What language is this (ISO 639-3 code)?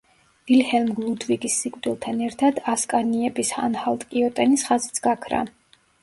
kat